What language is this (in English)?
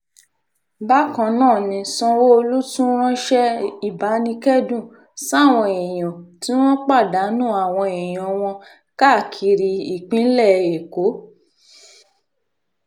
Yoruba